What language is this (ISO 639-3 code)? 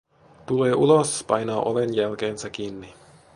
fin